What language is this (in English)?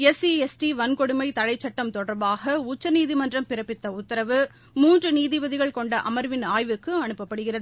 Tamil